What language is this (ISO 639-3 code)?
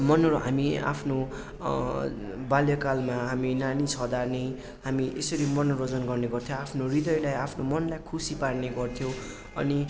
nep